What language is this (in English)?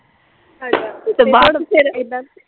Punjabi